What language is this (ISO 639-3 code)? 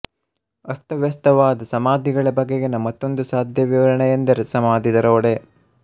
kan